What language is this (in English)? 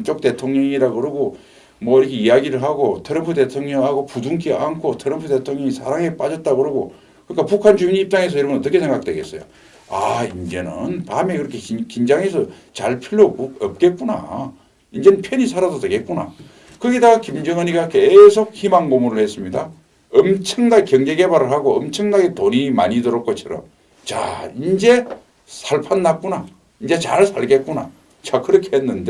Korean